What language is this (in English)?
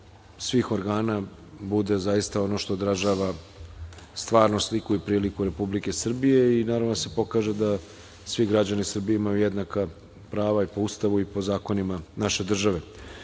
Serbian